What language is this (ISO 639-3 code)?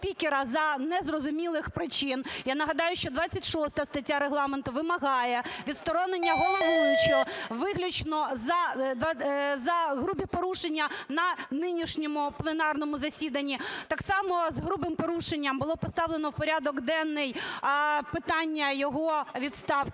ukr